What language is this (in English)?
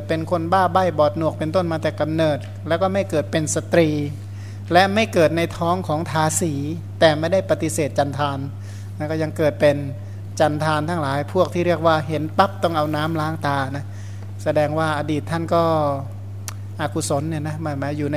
Thai